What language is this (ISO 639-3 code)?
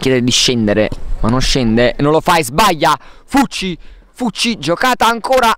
ita